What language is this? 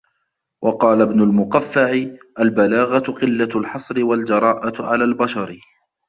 Arabic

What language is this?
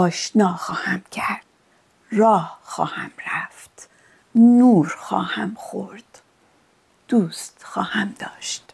Persian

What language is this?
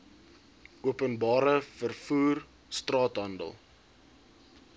Afrikaans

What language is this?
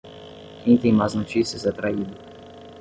Portuguese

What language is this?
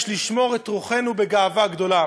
Hebrew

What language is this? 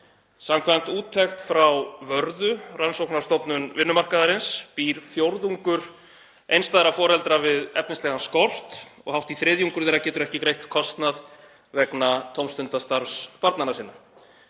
Icelandic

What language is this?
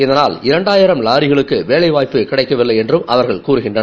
Tamil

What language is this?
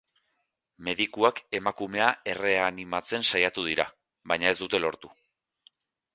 Basque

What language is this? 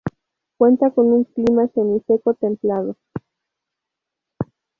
Spanish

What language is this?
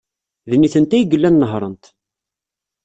Kabyle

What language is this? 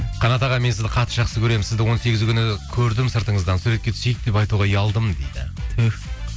Kazakh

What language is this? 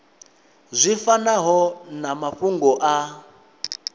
Venda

